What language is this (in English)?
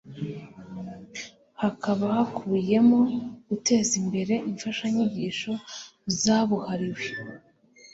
Kinyarwanda